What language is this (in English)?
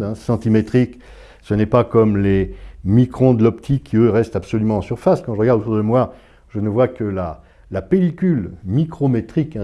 French